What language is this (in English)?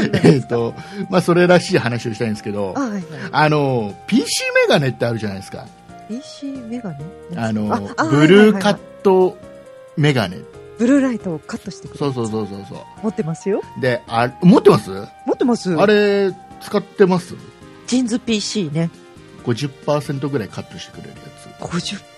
Japanese